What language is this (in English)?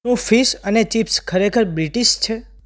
Gujarati